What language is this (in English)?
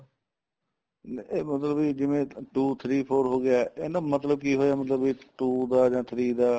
Punjabi